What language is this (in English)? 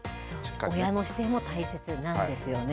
Japanese